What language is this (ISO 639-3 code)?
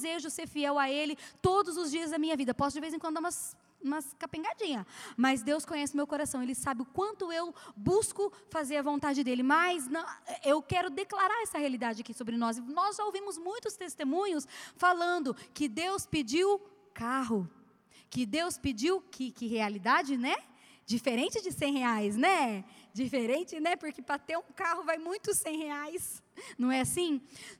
por